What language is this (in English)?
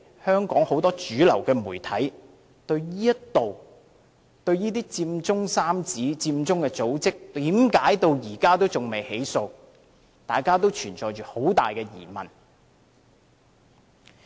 Cantonese